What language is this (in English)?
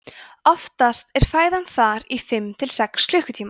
Icelandic